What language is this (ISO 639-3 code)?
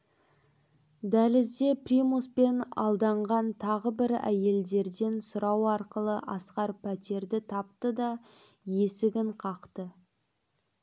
kaz